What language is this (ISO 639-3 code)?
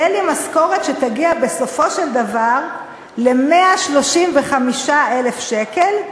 heb